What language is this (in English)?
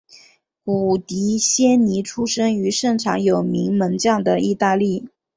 Chinese